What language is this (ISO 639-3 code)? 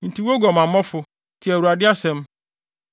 aka